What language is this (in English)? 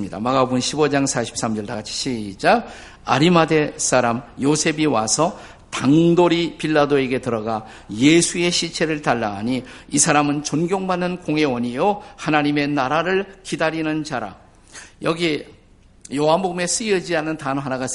Korean